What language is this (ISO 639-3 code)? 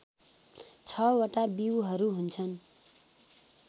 nep